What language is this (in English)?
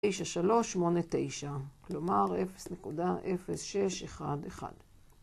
Hebrew